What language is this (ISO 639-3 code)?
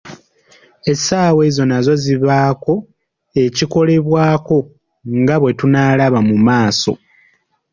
lug